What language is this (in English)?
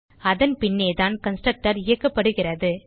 Tamil